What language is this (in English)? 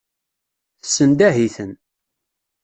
Kabyle